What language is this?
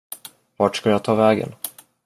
Swedish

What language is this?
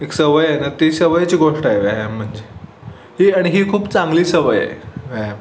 Marathi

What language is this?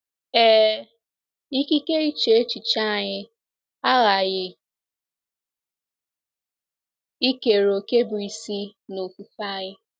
Igbo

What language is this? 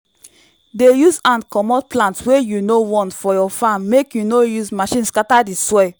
Nigerian Pidgin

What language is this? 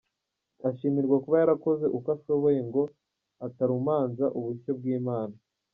Kinyarwanda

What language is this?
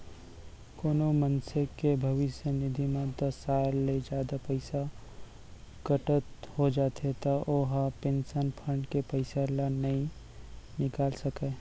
Chhattisgarhi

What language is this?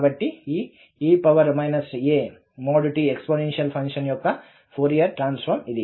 Telugu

